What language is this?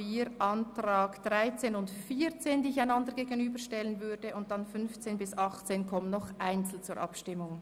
Swiss German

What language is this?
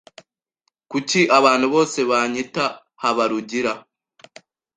Kinyarwanda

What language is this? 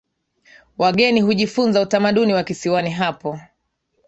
Swahili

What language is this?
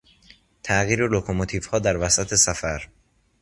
Persian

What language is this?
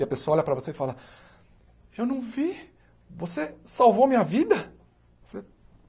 Portuguese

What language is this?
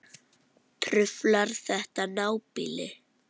Icelandic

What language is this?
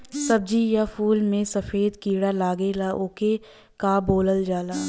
Bhojpuri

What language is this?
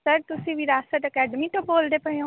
Punjabi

